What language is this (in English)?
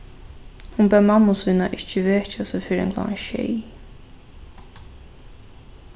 Faroese